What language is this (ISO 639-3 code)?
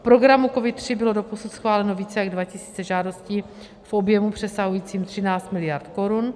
ces